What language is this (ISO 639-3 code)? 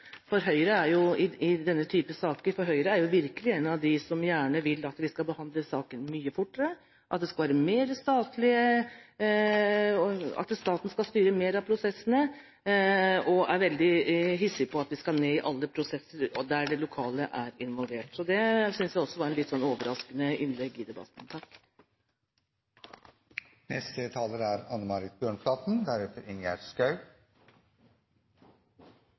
nob